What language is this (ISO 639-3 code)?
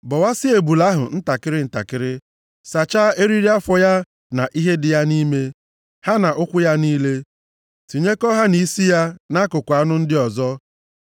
ibo